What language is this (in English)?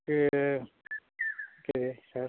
Konkani